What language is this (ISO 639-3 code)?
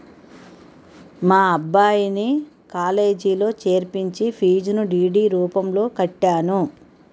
tel